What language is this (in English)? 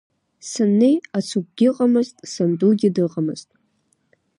Abkhazian